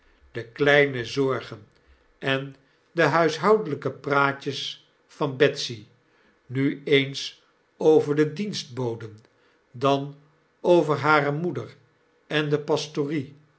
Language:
Dutch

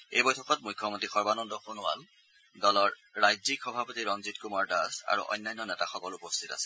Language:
Assamese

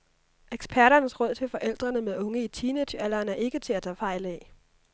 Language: Danish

